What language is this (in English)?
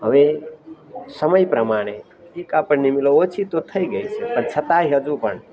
Gujarati